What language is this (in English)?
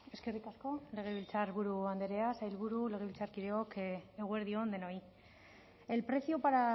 Basque